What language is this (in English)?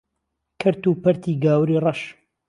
Central Kurdish